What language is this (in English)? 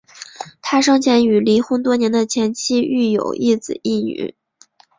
Chinese